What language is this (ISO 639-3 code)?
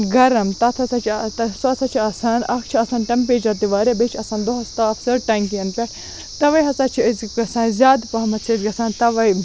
kas